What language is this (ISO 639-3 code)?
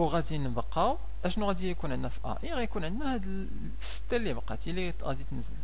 ara